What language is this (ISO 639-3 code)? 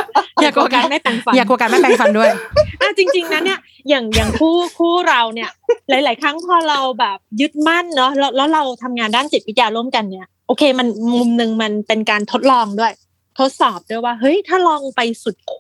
tha